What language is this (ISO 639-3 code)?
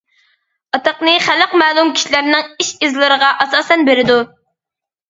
uig